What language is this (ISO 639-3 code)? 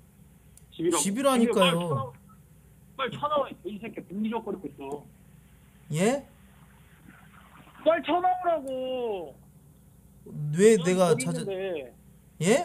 kor